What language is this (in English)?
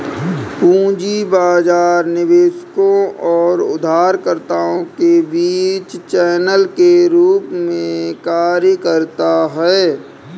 Hindi